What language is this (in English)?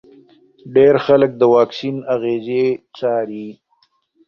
Pashto